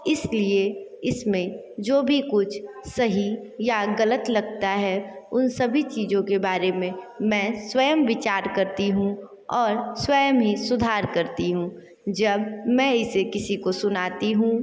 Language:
Hindi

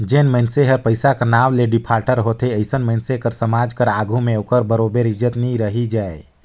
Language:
Chhattisgarhi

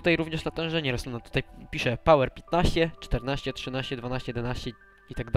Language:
Polish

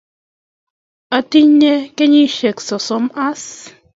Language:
Kalenjin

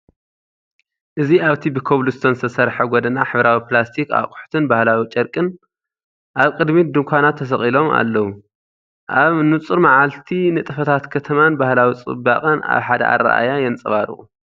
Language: Tigrinya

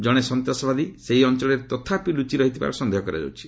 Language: Odia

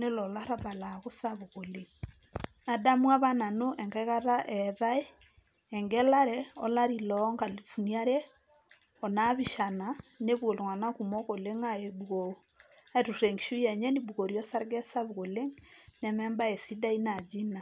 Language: Masai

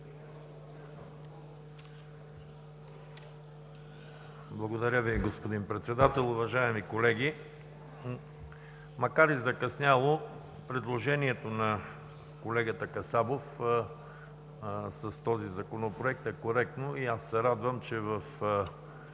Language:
Bulgarian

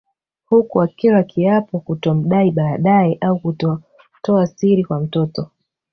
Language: Swahili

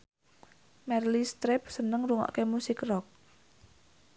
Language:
Javanese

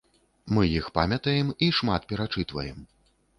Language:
Belarusian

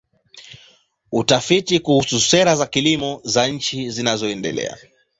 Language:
Swahili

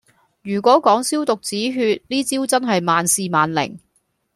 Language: Cantonese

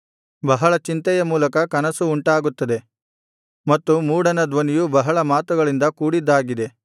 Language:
Kannada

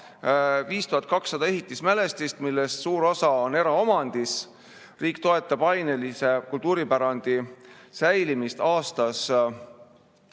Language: Estonian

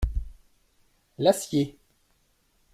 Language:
French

